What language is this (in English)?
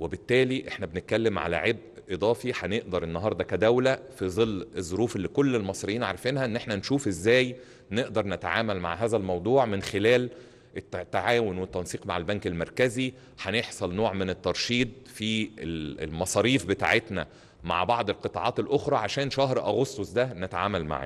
Arabic